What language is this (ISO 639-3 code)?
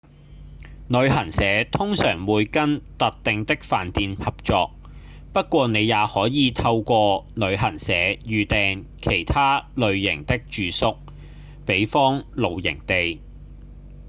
yue